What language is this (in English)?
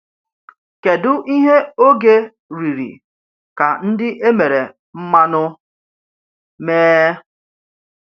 Igbo